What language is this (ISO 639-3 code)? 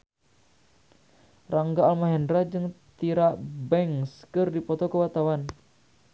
sun